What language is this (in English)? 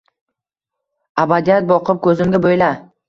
Uzbek